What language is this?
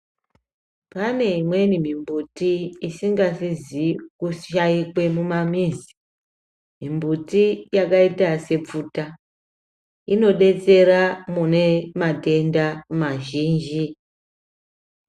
Ndau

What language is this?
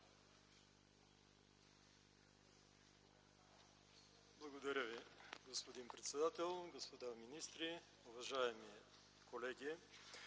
Bulgarian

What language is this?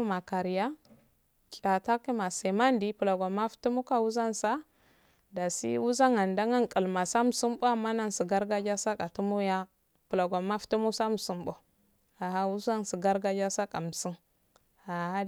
Afade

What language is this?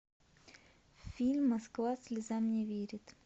Russian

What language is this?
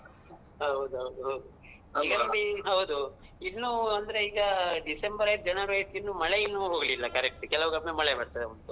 Kannada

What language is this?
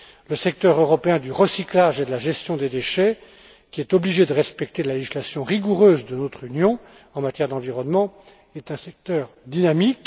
French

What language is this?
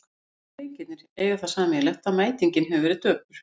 Icelandic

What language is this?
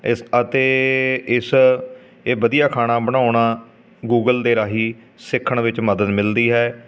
Punjabi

